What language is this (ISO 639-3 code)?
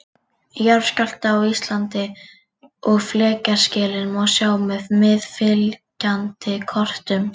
isl